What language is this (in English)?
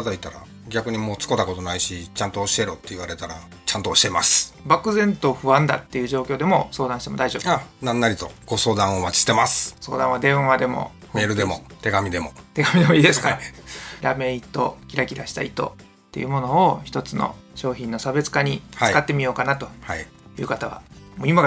Japanese